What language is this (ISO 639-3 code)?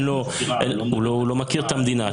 heb